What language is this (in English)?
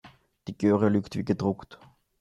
German